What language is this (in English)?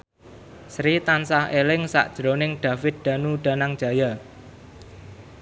Javanese